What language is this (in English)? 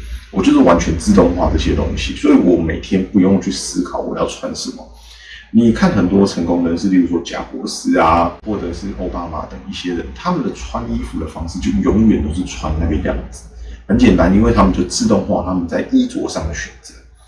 Chinese